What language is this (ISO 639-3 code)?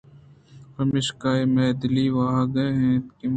bgp